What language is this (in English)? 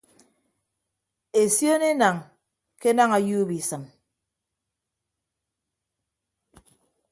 Ibibio